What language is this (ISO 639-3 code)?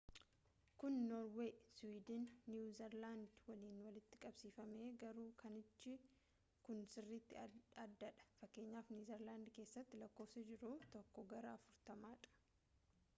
orm